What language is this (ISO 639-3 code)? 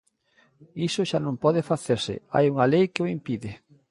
glg